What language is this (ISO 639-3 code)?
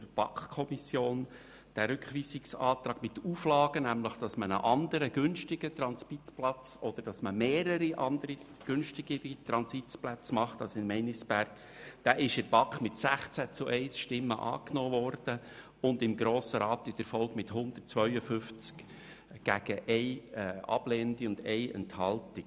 gsw